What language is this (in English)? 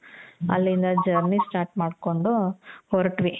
Kannada